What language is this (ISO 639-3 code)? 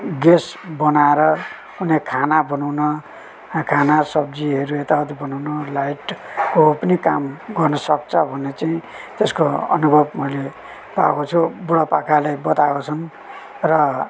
nep